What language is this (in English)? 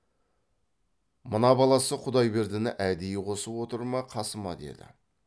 Kazakh